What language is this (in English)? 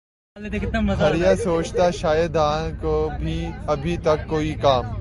Urdu